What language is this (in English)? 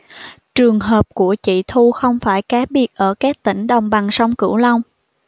Vietnamese